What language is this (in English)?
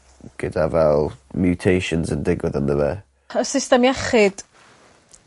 Welsh